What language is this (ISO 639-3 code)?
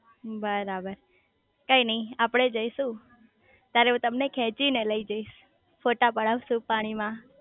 guj